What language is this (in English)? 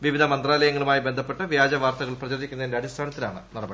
Malayalam